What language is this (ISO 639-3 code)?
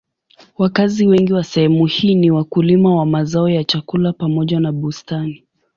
swa